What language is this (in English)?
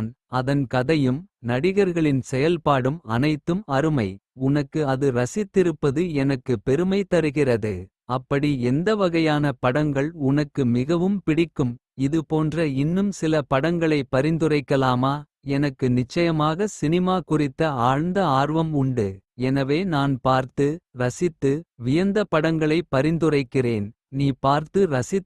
Kota (India)